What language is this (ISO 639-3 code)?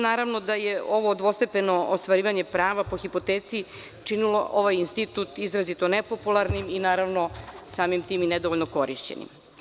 srp